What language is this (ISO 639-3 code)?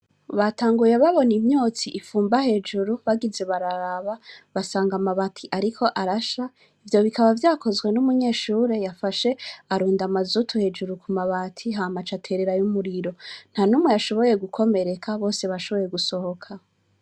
run